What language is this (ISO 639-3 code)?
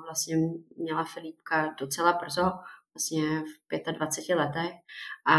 ces